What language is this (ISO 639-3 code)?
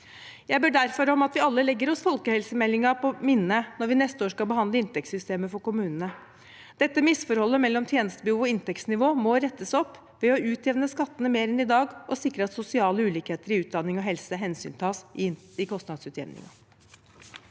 nor